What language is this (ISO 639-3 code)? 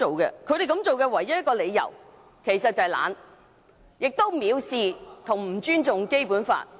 yue